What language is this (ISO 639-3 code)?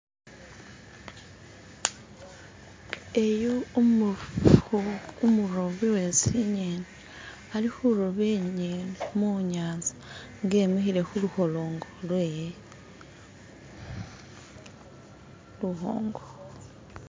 myx